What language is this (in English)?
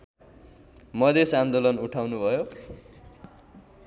Nepali